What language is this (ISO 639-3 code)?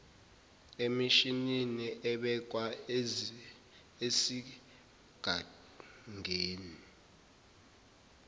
zul